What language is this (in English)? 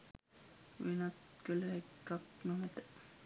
Sinhala